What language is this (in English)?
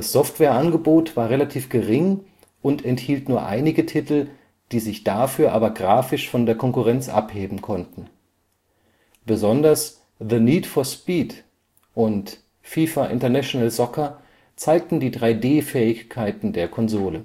German